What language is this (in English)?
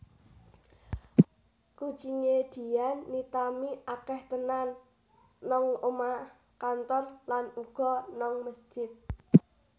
Javanese